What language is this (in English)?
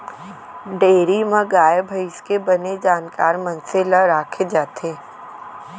Chhattisgarhi